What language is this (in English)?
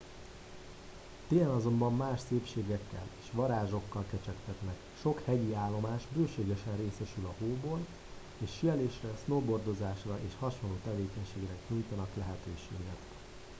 Hungarian